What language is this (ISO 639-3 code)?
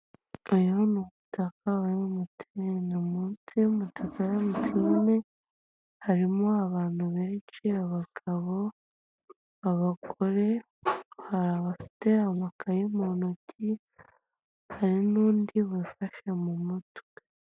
kin